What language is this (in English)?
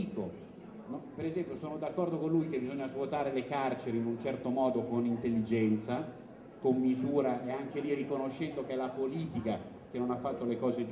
Italian